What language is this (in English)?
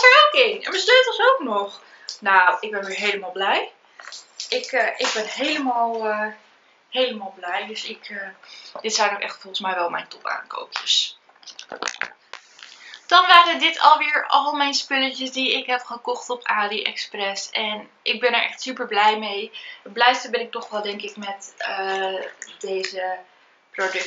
Dutch